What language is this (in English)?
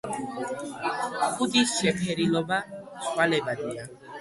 Georgian